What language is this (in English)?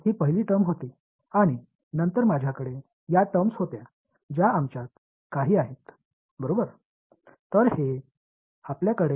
Tamil